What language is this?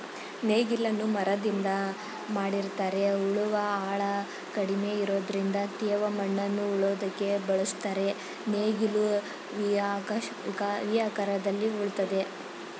Kannada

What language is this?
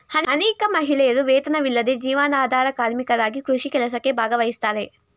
Kannada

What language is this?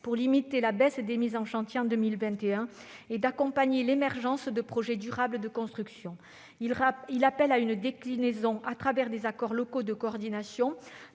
French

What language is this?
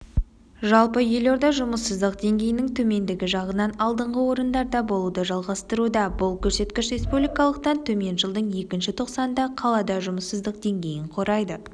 Kazakh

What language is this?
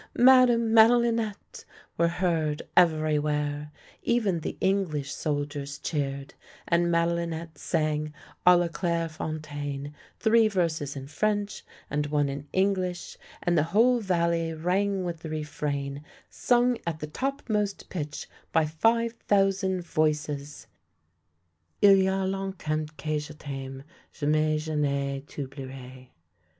English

